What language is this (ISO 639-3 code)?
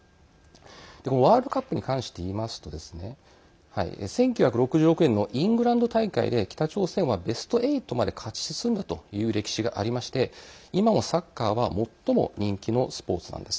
jpn